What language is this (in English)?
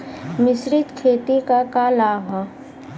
Bhojpuri